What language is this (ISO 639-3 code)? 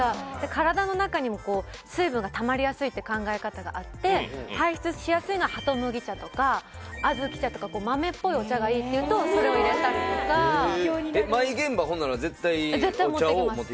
jpn